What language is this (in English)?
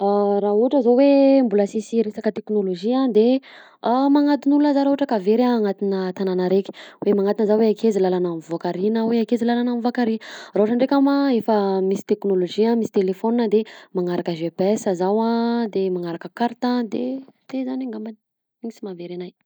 Southern Betsimisaraka Malagasy